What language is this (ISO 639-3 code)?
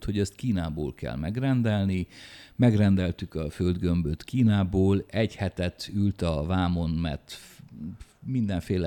hun